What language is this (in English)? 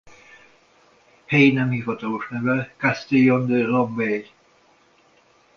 Hungarian